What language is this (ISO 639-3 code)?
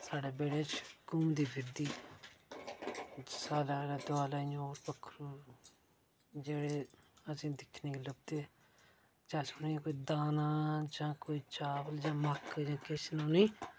doi